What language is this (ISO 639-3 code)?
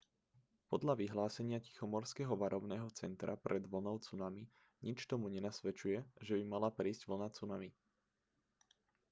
slk